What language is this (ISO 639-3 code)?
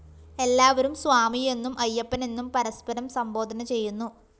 mal